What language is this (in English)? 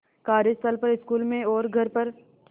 Hindi